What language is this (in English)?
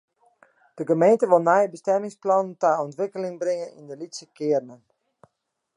Western Frisian